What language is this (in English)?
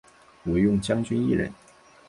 Chinese